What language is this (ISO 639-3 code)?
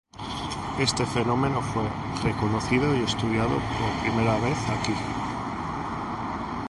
spa